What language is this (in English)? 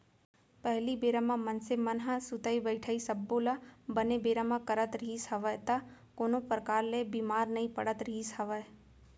Chhattisgarhi